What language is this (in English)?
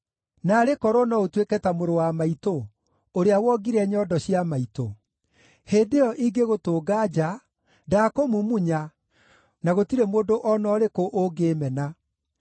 Kikuyu